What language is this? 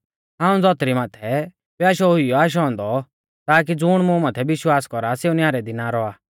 Mahasu Pahari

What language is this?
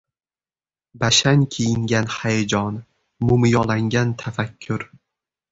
Uzbek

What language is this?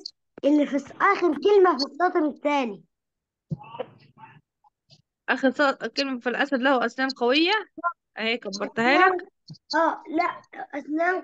Arabic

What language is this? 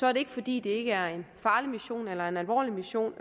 Danish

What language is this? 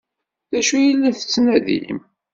Kabyle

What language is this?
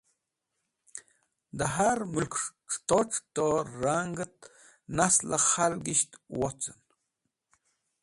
Wakhi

